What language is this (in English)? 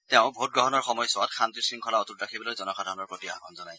Assamese